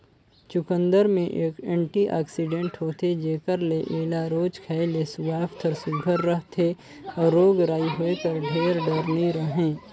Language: Chhattisgarhi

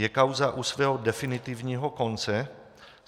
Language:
Czech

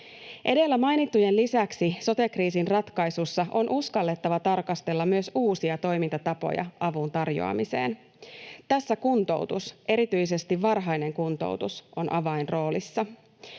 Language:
Finnish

